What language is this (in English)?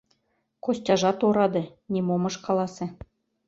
Mari